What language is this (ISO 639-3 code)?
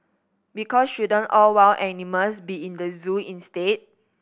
eng